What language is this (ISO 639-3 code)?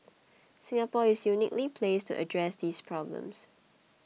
eng